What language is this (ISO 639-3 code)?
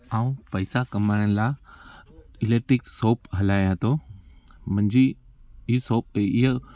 snd